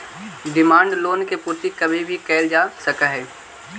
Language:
Magahi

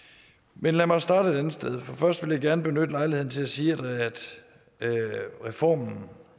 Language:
Danish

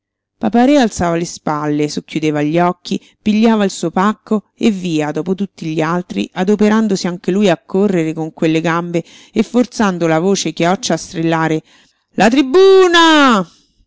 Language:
Italian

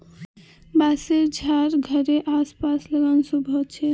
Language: Magahi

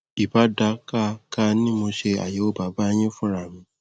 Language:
Yoruba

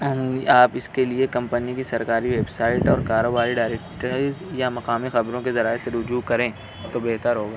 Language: Urdu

